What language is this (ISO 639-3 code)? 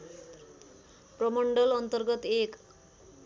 nep